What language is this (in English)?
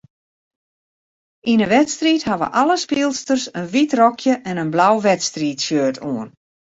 Western Frisian